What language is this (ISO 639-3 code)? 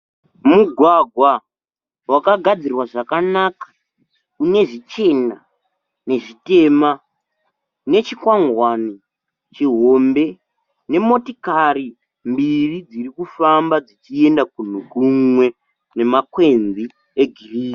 sna